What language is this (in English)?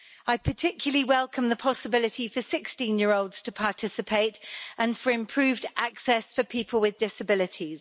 English